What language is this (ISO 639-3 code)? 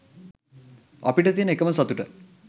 sin